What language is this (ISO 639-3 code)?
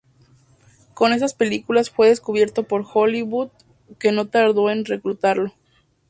spa